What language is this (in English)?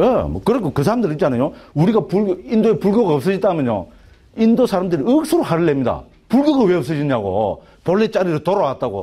Korean